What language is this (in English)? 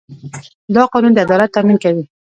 Pashto